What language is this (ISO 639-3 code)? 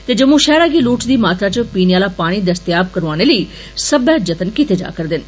doi